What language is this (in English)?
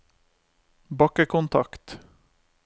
Norwegian